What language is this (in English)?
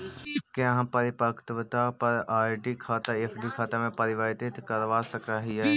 Magahi